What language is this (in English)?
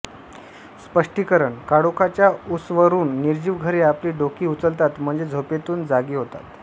Marathi